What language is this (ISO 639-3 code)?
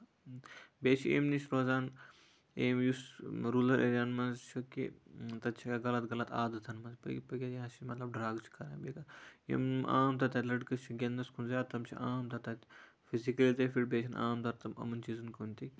kas